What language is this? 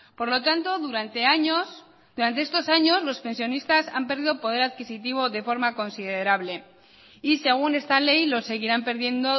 Spanish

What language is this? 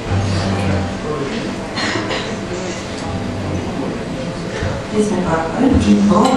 Ukrainian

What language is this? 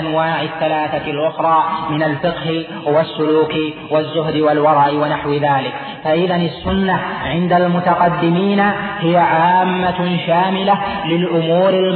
Arabic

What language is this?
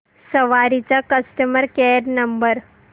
Marathi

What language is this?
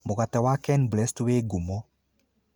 Kikuyu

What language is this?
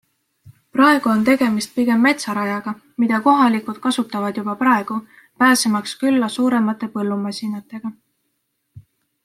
Estonian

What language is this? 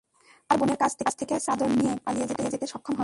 Bangla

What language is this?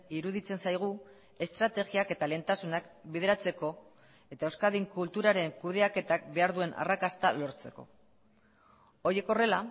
Basque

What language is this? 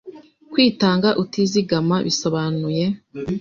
Kinyarwanda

